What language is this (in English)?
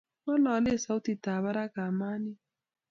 Kalenjin